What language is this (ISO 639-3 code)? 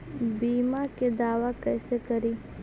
mag